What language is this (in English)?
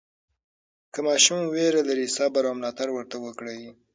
Pashto